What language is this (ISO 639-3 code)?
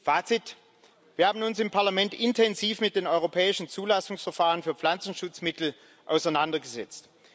deu